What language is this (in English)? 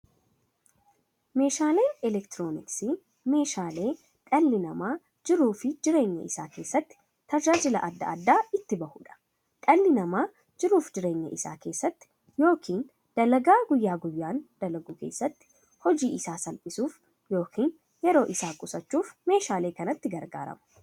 Oromo